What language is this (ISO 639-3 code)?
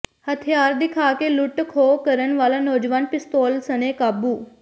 pan